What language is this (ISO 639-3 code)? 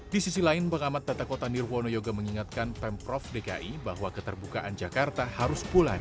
ind